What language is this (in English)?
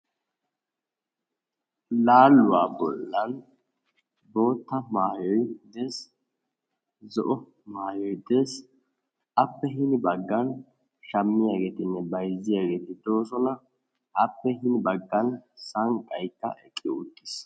Wolaytta